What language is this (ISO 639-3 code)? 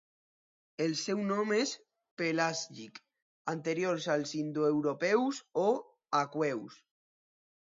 cat